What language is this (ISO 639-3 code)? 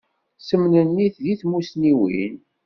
kab